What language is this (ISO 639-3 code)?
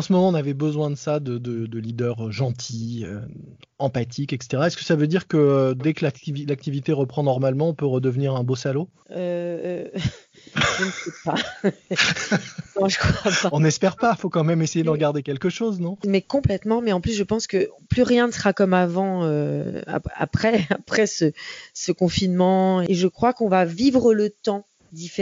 fra